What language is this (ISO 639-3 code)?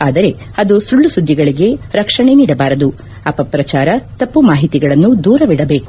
kan